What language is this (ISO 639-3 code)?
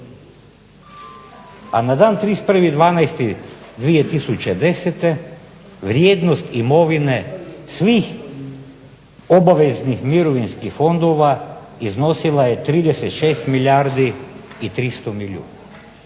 hrv